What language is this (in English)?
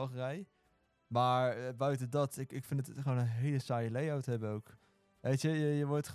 Dutch